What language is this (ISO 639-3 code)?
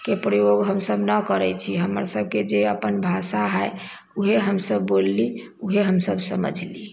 mai